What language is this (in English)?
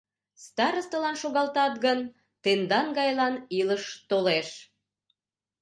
Mari